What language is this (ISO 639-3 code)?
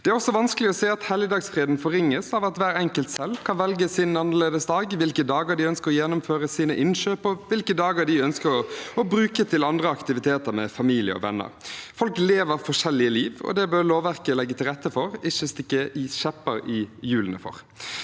nor